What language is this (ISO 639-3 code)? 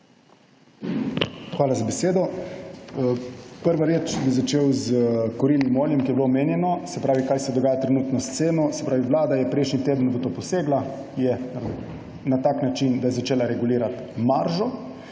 slv